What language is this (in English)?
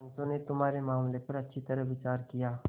Hindi